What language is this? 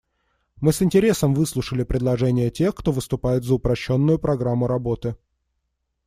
Russian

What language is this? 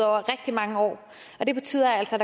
Danish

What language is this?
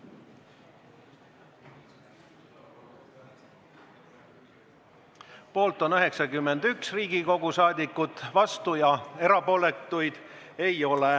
Estonian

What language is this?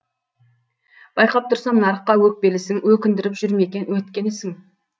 Kazakh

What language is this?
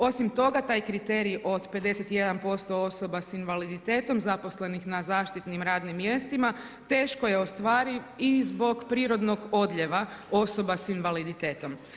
Croatian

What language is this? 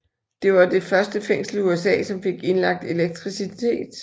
Danish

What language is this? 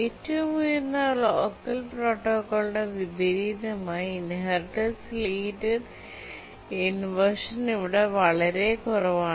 Malayalam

